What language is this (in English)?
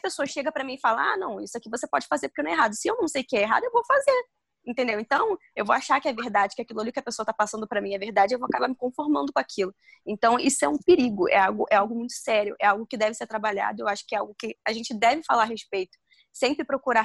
Portuguese